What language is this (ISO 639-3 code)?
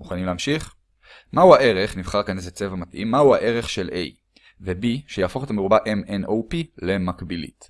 heb